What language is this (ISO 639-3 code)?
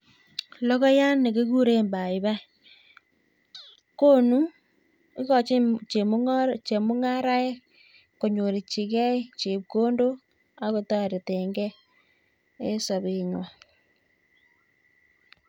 kln